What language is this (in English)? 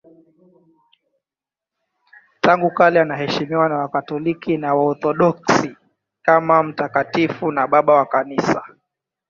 Swahili